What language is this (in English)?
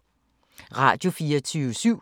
Danish